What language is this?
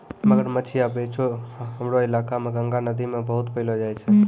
Maithili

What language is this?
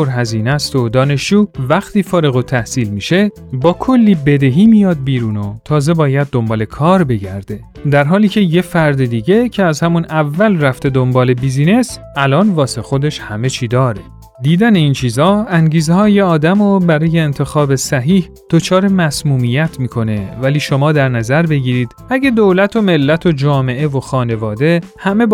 Persian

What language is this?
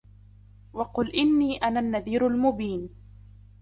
Arabic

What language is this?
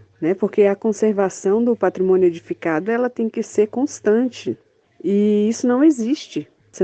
Portuguese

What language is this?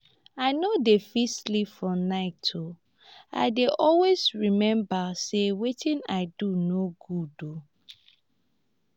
Nigerian Pidgin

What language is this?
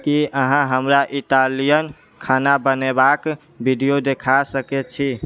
Maithili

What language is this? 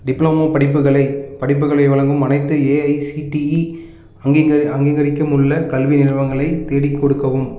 Tamil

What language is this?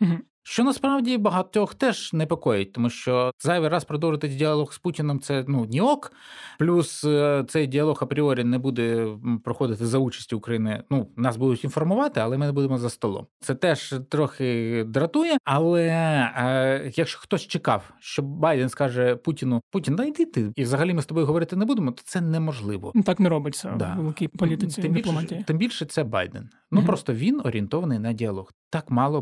Ukrainian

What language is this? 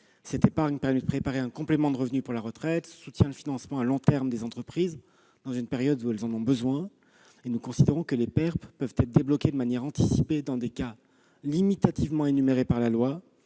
French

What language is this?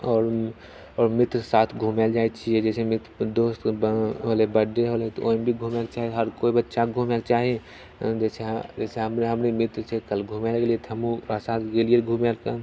Maithili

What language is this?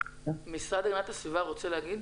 Hebrew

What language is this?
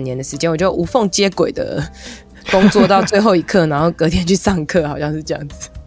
Chinese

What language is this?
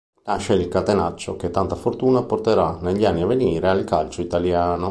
Italian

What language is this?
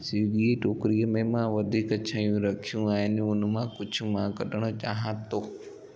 Sindhi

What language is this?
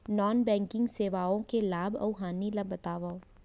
Chhattisgarhi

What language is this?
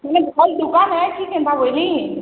Odia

